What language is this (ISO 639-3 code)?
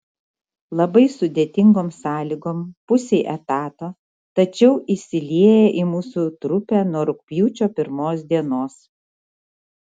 lit